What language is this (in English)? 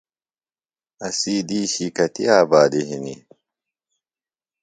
Phalura